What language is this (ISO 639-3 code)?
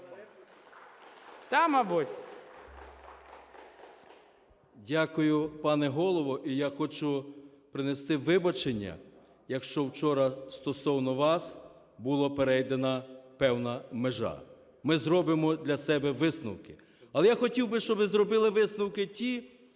ukr